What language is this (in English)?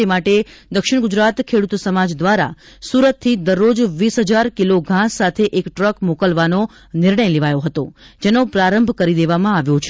Gujarati